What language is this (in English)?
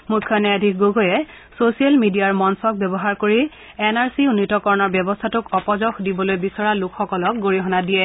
Assamese